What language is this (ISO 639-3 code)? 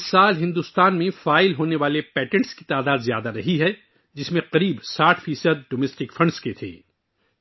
urd